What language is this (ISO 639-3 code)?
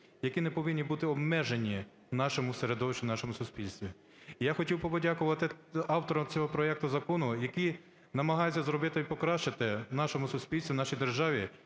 ukr